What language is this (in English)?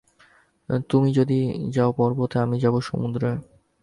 Bangla